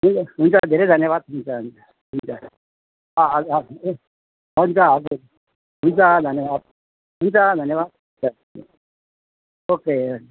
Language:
Nepali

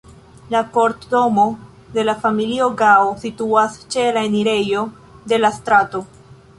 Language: Esperanto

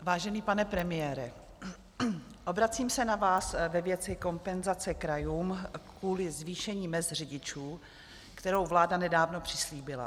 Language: Czech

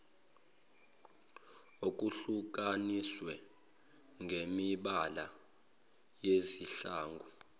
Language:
Zulu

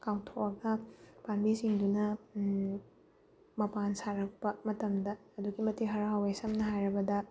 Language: Manipuri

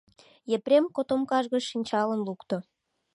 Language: Mari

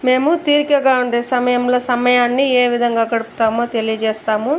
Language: Telugu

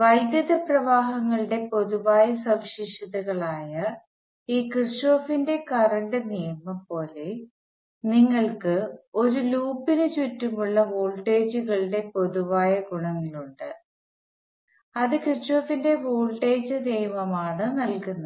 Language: Malayalam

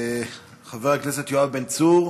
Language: Hebrew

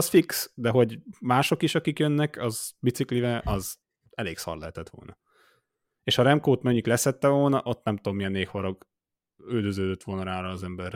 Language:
Hungarian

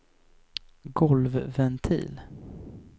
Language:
Swedish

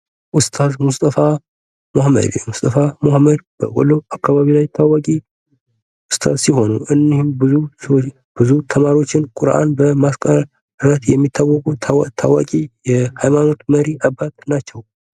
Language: Amharic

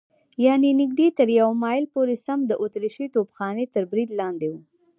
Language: Pashto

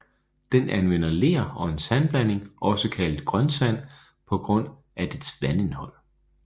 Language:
Danish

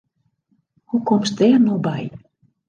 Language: Western Frisian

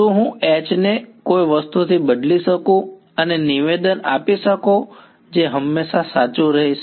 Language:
Gujarati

